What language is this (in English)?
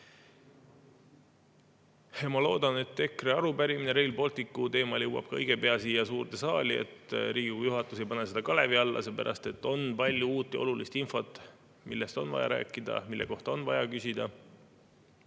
Estonian